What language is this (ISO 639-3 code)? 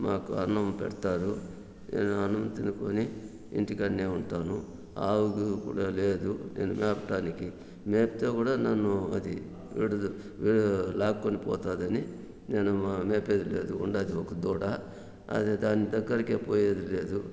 tel